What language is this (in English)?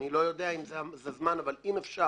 Hebrew